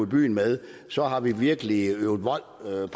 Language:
Danish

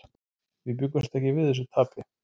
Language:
Icelandic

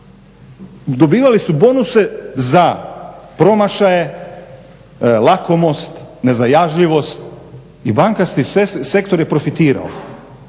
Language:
Croatian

